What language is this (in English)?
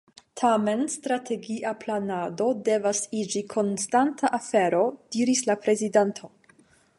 Esperanto